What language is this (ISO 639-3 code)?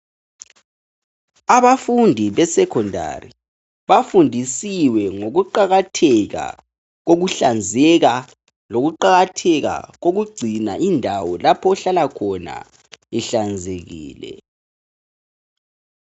nde